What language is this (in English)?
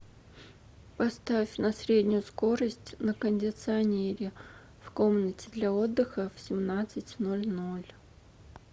Russian